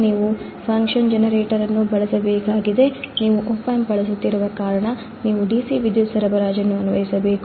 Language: Kannada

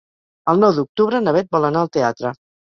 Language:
Catalan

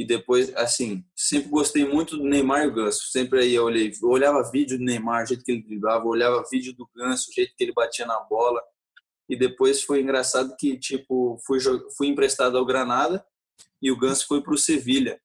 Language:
Portuguese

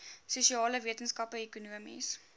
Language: Afrikaans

